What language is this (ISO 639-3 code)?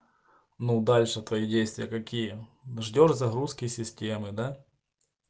rus